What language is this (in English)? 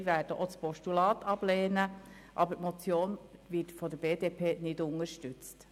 Swiss German